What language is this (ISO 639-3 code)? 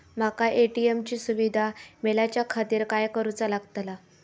mar